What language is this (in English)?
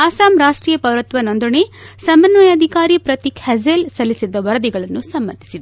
Kannada